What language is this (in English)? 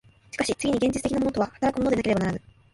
Japanese